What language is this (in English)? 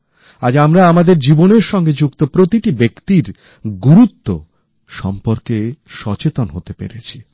Bangla